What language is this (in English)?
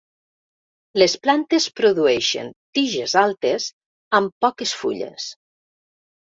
Catalan